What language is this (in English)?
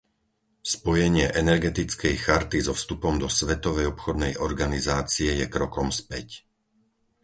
Slovak